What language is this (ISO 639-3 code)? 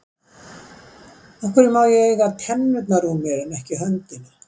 isl